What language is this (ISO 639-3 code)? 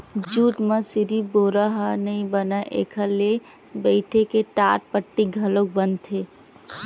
hne